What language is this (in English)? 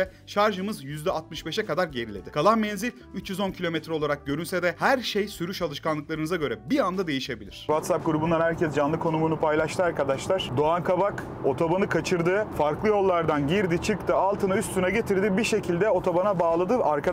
Turkish